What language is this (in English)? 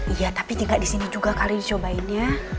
Indonesian